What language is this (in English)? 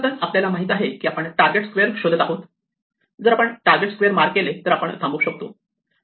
Marathi